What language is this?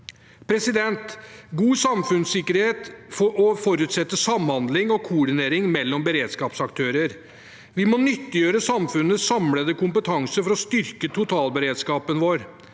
Norwegian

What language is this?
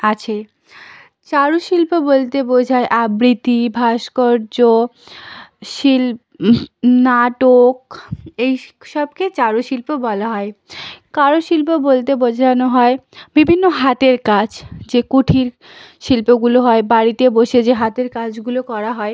Bangla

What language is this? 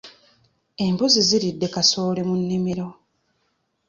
Ganda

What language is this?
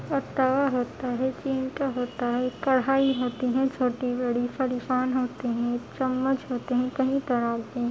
Urdu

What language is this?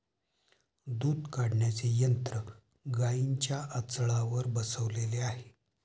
Marathi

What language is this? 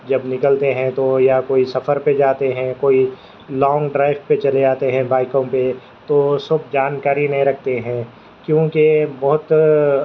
Urdu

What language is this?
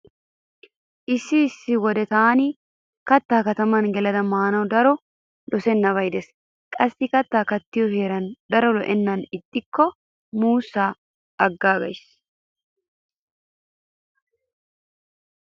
Wolaytta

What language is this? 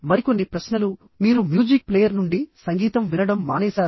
Telugu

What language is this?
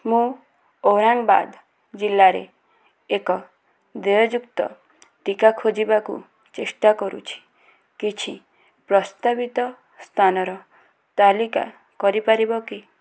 Odia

